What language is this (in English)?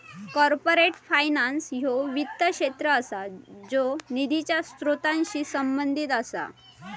Marathi